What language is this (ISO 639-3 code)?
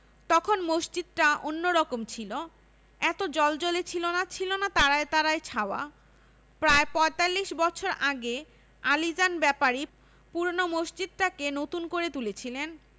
ben